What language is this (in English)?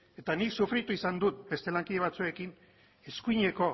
Basque